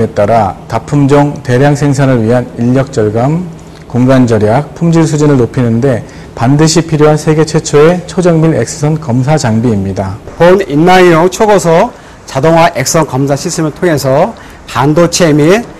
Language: Korean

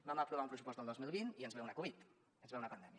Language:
Catalan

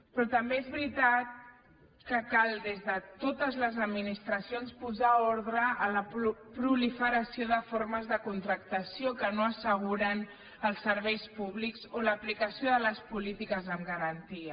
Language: Catalan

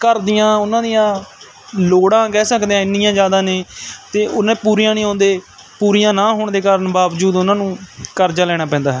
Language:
Punjabi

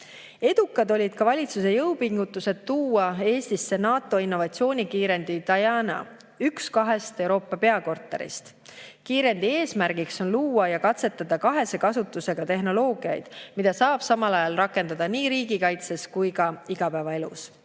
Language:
Estonian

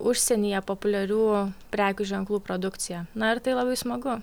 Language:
Lithuanian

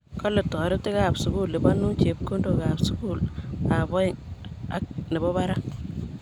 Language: Kalenjin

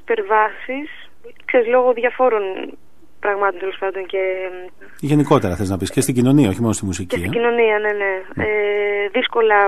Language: Greek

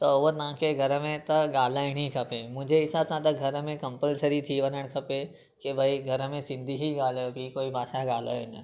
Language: Sindhi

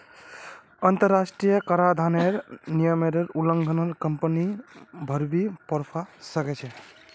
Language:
Magahi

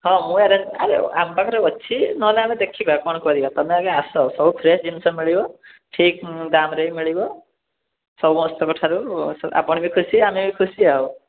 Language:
Odia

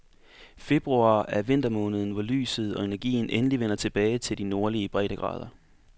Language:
Danish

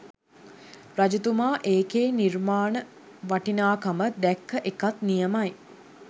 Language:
Sinhala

